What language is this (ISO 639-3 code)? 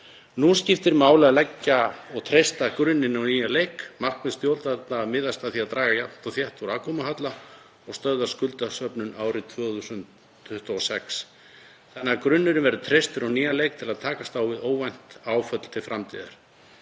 isl